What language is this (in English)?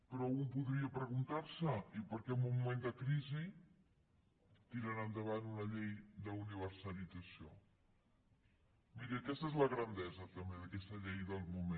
Catalan